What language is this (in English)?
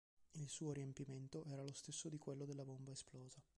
Italian